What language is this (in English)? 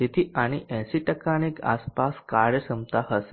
Gujarati